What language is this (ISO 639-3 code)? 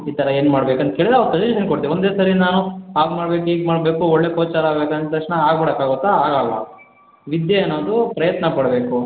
kan